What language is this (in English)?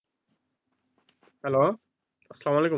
Bangla